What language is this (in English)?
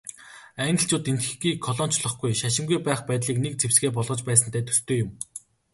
Mongolian